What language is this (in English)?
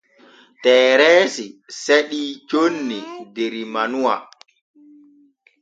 Borgu Fulfulde